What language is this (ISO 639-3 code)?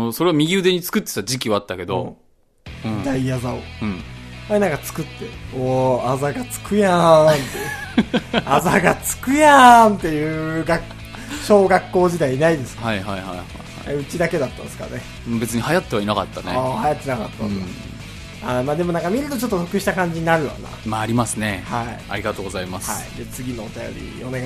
jpn